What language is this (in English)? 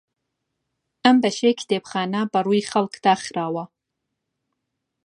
Central Kurdish